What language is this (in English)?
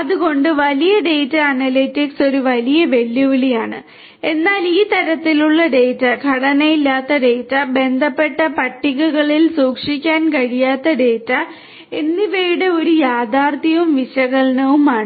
Malayalam